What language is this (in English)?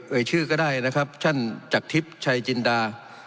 Thai